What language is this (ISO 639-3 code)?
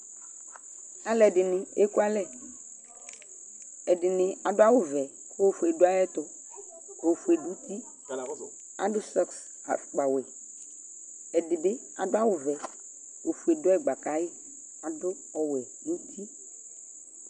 kpo